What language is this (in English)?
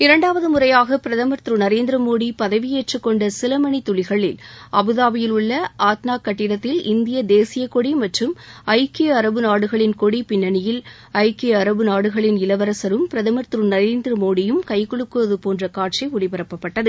Tamil